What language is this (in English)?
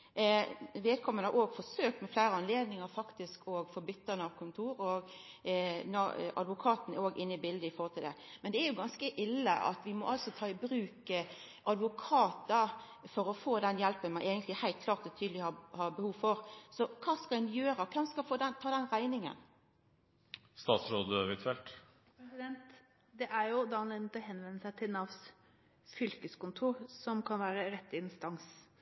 Norwegian